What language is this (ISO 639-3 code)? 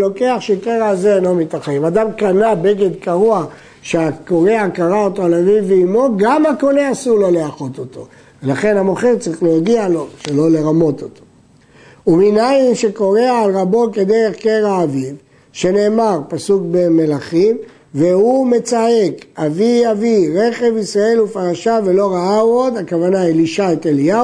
heb